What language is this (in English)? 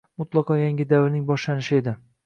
Uzbek